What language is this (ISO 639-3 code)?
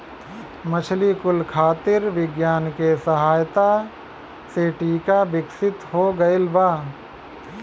bho